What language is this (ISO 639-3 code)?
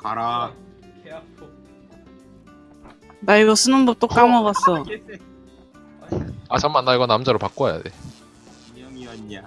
kor